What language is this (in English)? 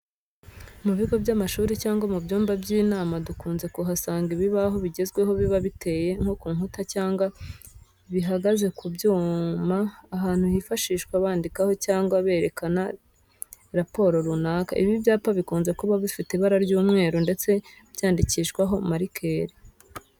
Kinyarwanda